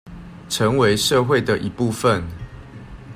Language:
Chinese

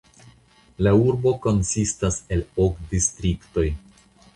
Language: Esperanto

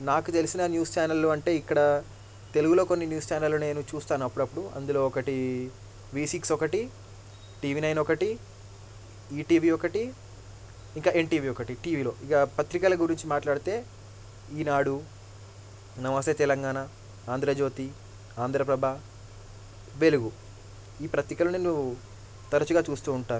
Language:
Telugu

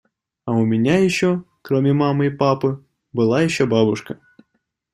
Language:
Russian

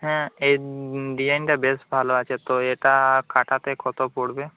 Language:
Bangla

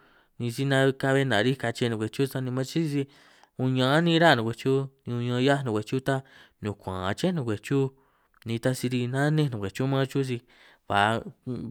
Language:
San Martín Itunyoso Triqui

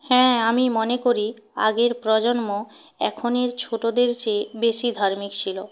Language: Bangla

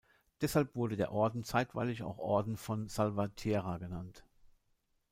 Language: German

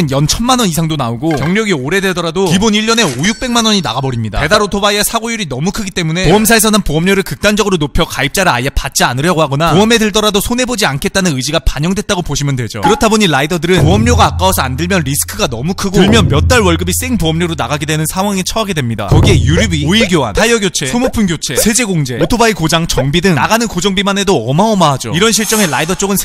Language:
Korean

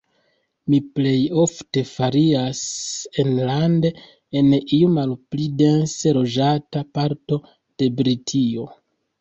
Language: Esperanto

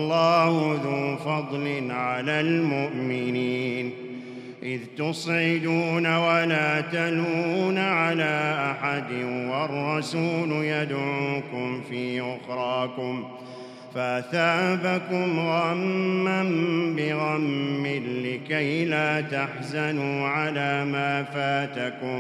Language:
Arabic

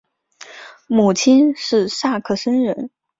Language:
Chinese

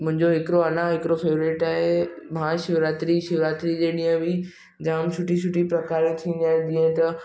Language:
Sindhi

